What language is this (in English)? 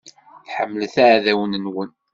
Kabyle